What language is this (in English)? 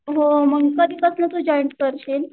Marathi